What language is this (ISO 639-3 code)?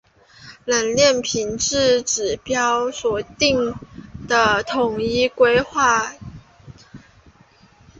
zho